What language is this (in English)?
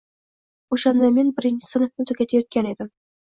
Uzbek